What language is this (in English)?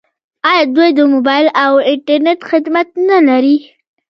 Pashto